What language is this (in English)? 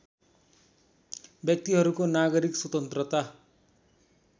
Nepali